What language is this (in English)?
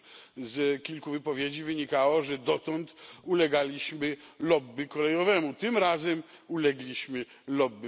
Polish